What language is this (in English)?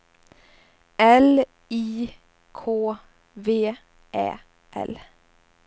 Swedish